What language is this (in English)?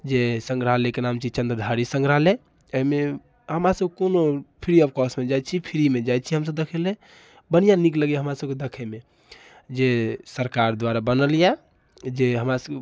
Maithili